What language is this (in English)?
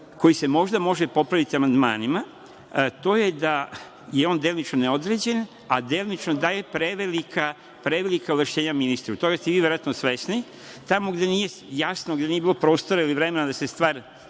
Serbian